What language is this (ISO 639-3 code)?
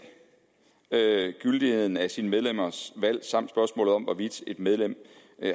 dan